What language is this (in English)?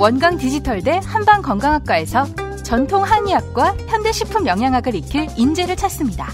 Korean